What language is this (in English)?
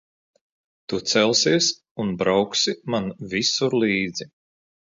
Latvian